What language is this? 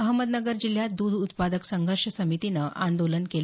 Marathi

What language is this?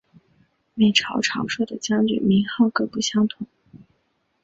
Chinese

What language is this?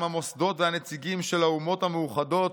Hebrew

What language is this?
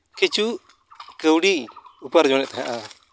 Santali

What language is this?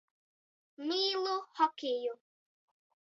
Latvian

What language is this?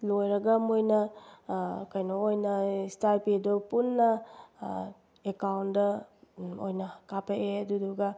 Manipuri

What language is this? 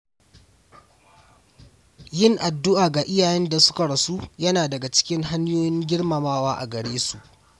Hausa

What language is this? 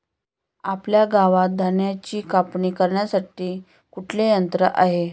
Marathi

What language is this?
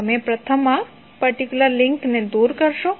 Gujarati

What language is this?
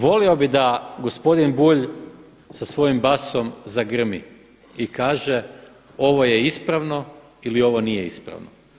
Croatian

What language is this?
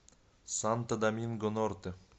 Russian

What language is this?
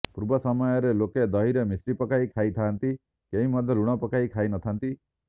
Odia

